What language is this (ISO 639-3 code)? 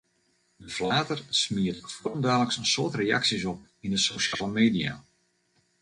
fry